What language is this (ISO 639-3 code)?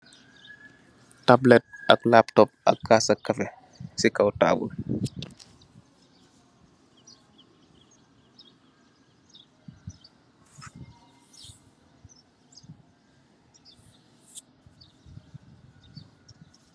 wol